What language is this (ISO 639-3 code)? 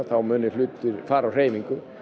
isl